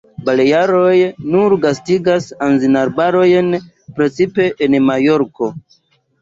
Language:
Esperanto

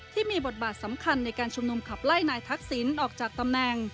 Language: Thai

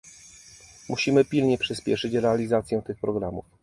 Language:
Polish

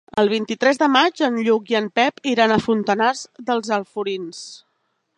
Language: Catalan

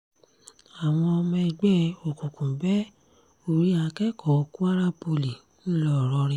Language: Yoruba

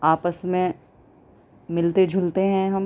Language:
Urdu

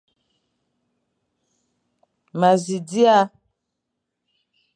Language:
Fang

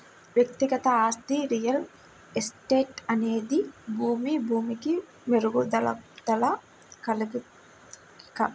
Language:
Telugu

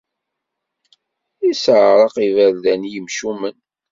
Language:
Kabyle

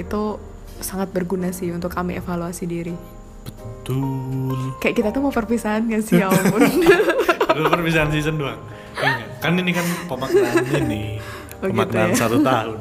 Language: Indonesian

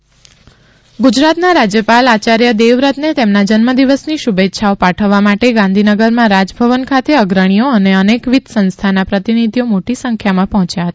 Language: Gujarati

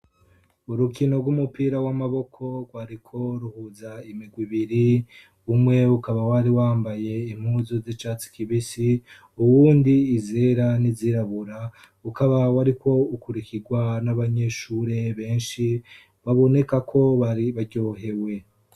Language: Rundi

